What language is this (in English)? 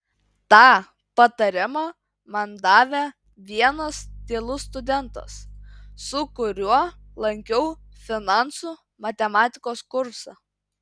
Lithuanian